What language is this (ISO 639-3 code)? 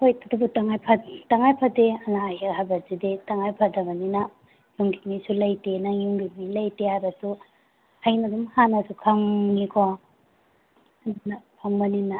mni